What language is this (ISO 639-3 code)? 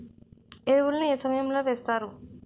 tel